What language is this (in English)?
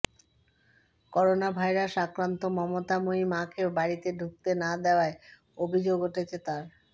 Bangla